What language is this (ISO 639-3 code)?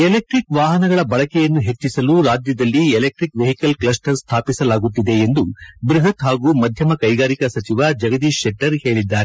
kan